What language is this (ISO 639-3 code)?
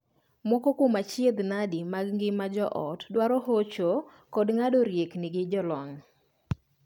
luo